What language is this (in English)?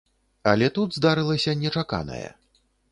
Belarusian